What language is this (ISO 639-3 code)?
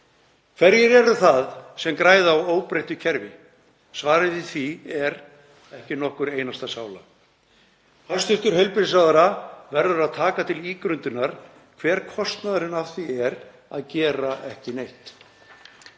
isl